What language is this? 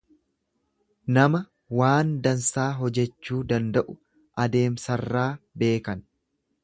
Oromo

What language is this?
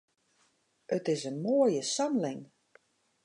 Western Frisian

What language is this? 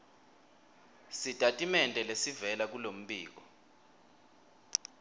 Swati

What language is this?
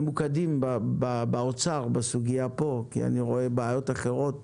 Hebrew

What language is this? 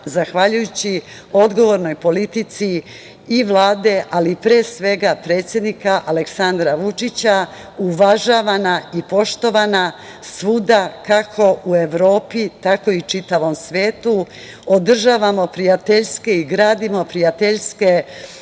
Serbian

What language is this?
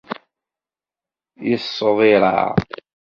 Kabyle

